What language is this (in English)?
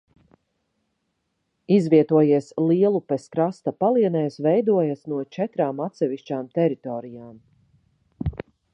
Latvian